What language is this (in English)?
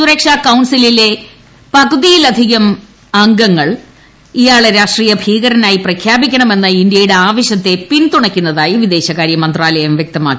Malayalam